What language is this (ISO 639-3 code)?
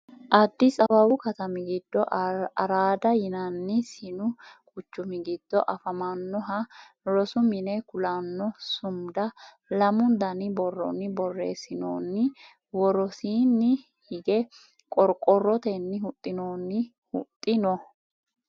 sid